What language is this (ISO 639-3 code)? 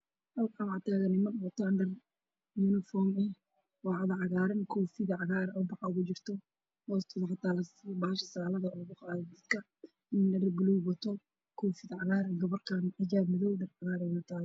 som